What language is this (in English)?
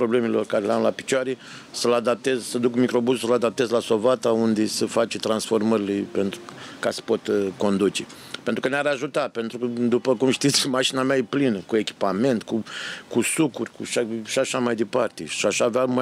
Romanian